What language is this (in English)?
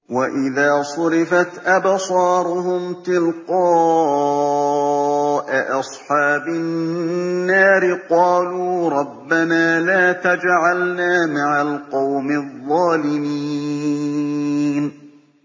Arabic